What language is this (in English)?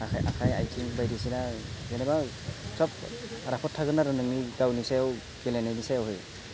Bodo